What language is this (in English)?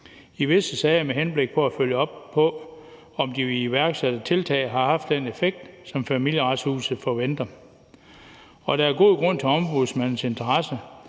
Danish